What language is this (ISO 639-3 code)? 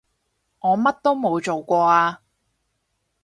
yue